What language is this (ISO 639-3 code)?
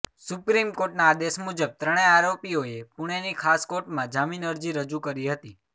guj